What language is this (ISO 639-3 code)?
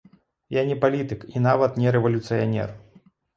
bel